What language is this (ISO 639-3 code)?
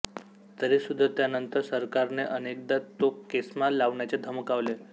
mar